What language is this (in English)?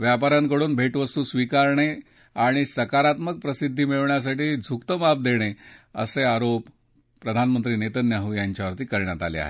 Marathi